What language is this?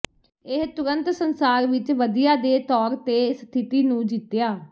Punjabi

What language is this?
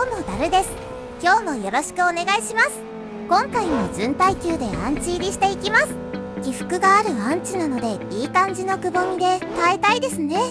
Japanese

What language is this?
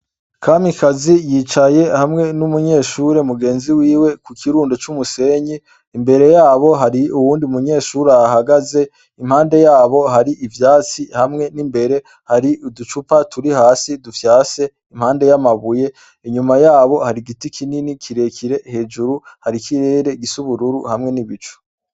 Rundi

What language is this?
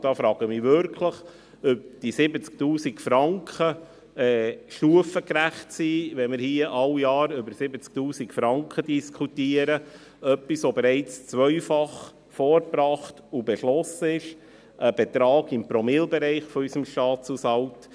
Swiss German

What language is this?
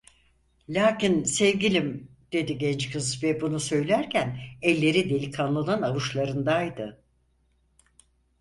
Turkish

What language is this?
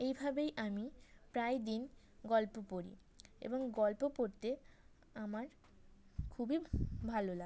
Bangla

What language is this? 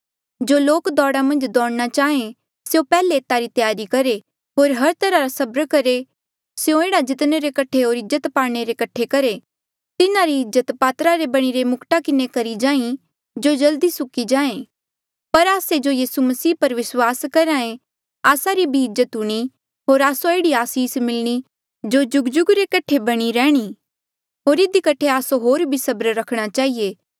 Mandeali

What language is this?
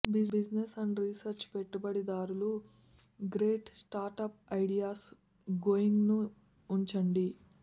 Telugu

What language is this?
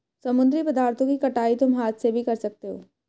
Hindi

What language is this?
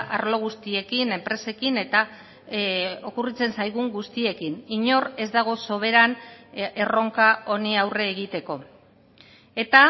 Basque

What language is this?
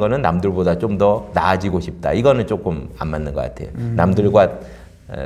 Korean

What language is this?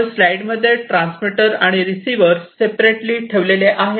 Marathi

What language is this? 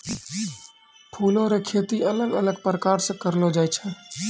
Maithili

